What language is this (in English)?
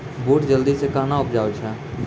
Maithili